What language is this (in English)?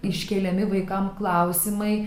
Lithuanian